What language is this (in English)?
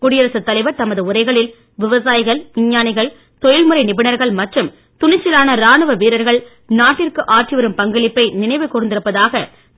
Tamil